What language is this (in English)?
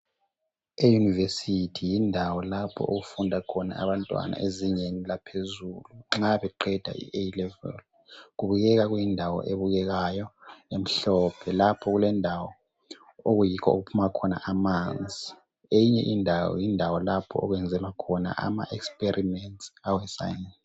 North Ndebele